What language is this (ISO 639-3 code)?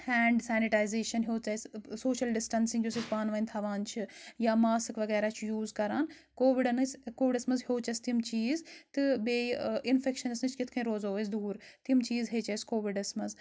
kas